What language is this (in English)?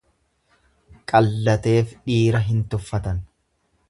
Oromo